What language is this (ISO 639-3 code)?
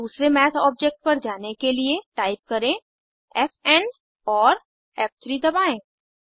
hin